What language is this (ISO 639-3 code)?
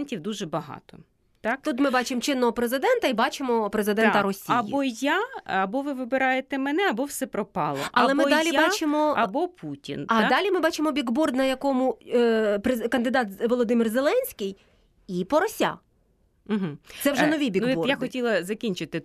ukr